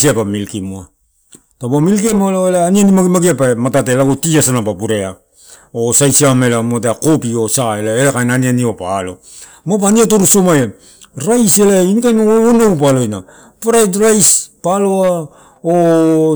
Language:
Torau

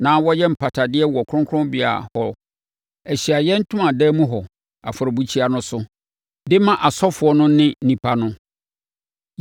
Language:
Akan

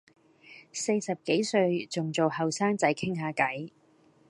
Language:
Cantonese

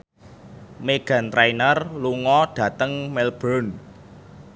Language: Javanese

